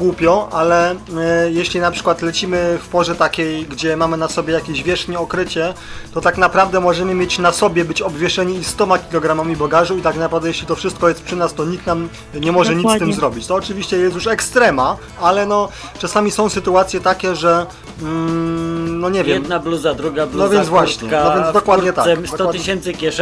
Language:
Polish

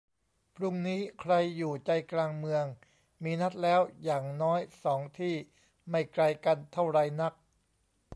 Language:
Thai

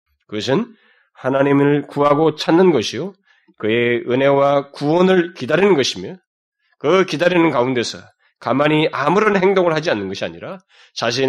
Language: Korean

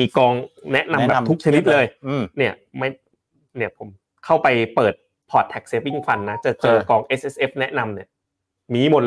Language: Thai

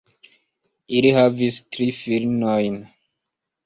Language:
Esperanto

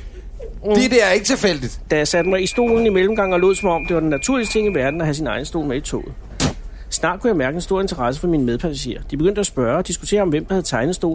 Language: Danish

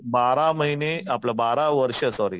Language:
Marathi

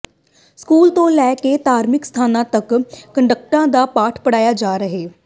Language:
Punjabi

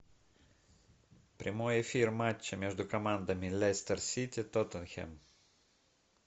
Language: Russian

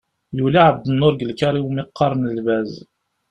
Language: Kabyle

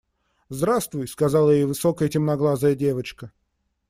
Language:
Russian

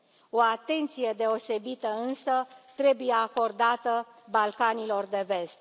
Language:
Romanian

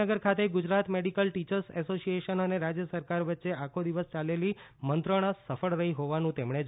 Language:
Gujarati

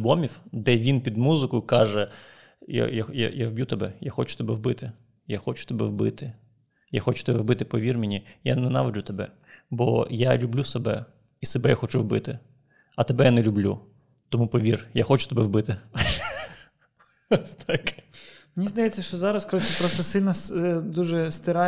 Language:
Ukrainian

